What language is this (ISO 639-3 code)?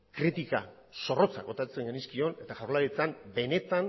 eus